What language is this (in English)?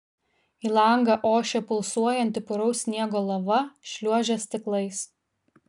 Lithuanian